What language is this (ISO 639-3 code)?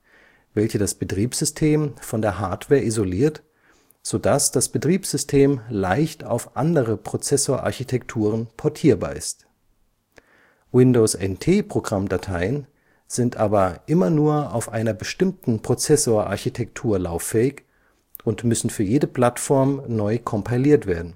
deu